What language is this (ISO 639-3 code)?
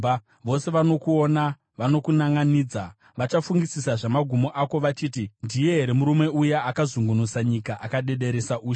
sna